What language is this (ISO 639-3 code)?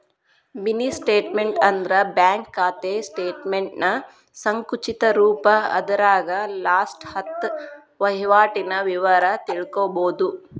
kan